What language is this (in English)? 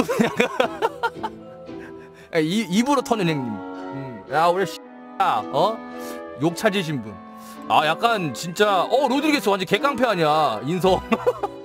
Korean